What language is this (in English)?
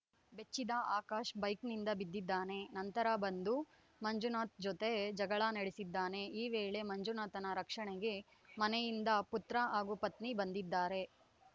Kannada